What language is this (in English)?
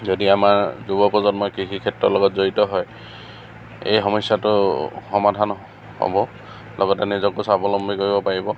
Assamese